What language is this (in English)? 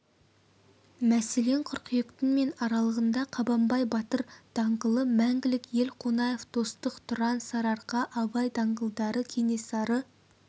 Kazakh